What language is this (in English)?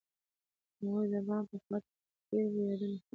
Pashto